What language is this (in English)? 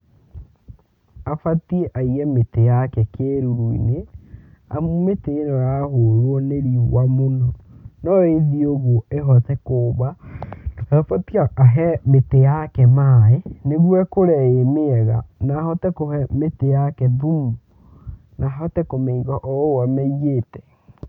Kikuyu